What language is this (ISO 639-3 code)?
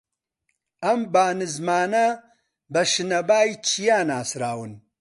ckb